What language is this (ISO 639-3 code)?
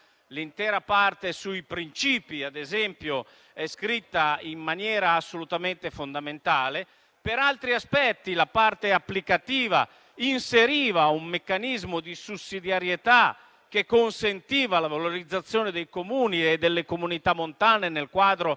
ita